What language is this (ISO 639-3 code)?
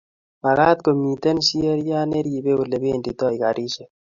kln